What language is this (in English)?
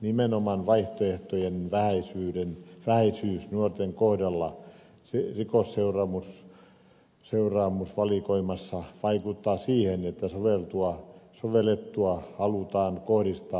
Finnish